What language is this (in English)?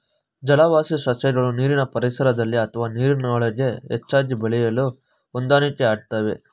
Kannada